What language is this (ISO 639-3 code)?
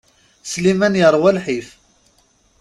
kab